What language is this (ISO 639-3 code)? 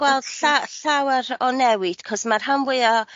cym